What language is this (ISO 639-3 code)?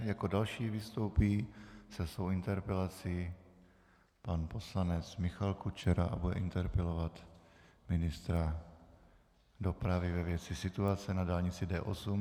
ces